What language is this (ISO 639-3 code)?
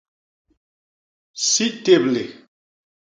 bas